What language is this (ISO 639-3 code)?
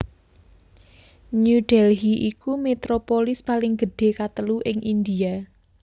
jav